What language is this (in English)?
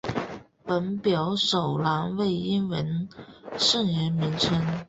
Chinese